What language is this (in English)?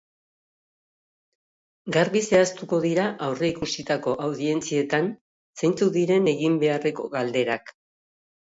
Basque